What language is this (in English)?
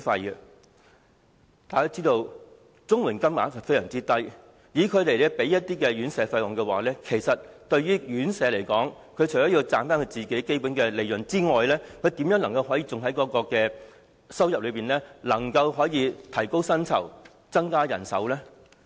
Cantonese